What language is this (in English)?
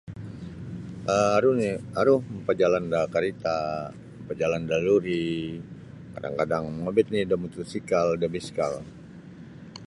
Sabah Bisaya